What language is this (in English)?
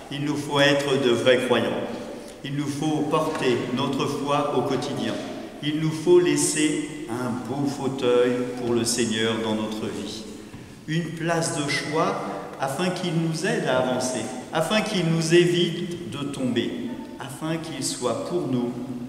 French